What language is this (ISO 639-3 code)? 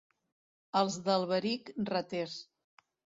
cat